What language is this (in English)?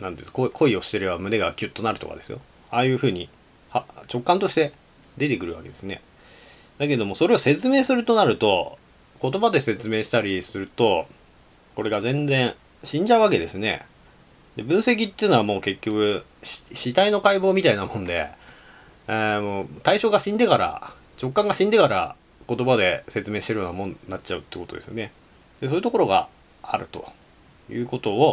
Japanese